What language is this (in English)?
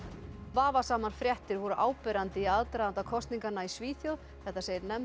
Icelandic